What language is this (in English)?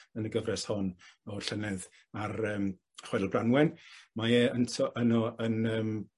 Welsh